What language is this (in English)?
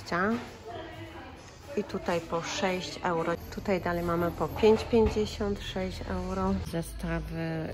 Polish